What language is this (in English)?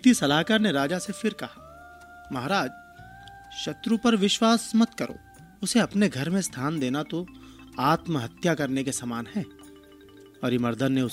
Hindi